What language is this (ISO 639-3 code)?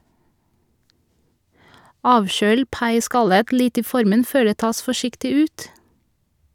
nor